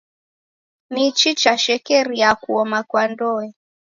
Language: Taita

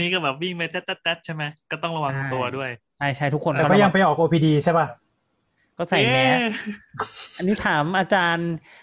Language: Thai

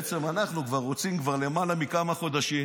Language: Hebrew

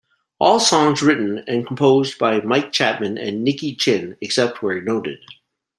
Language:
English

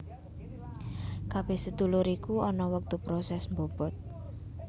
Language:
Javanese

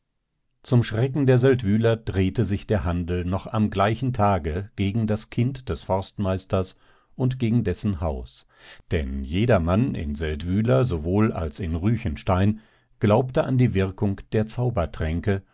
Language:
German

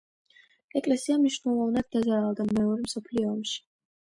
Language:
Georgian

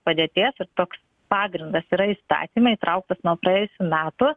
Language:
Lithuanian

